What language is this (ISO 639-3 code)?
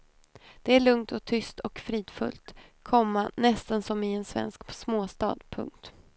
swe